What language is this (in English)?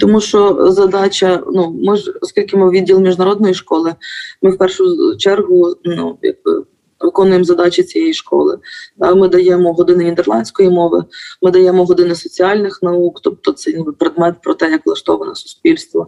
Ukrainian